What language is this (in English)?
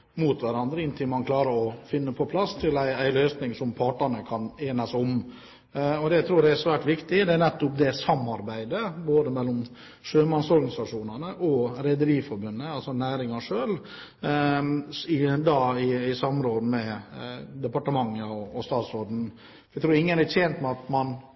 Norwegian Bokmål